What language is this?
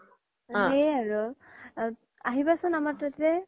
Assamese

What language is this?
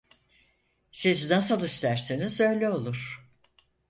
Turkish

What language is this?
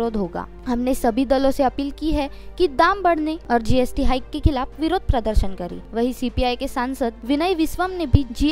Hindi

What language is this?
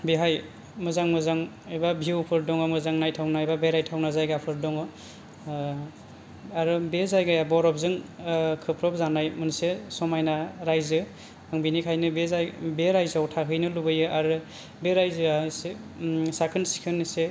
Bodo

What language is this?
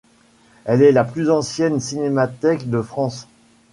French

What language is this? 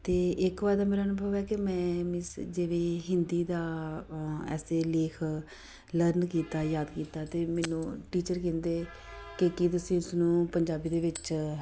Punjabi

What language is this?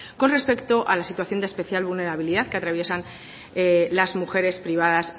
Spanish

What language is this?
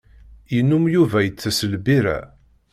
Kabyle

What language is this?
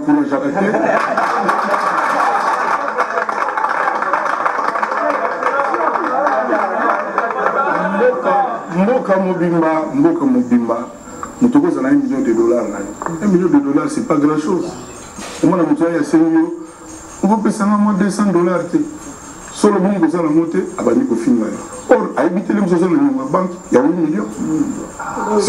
French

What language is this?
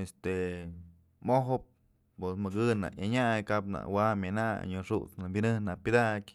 Mazatlán Mixe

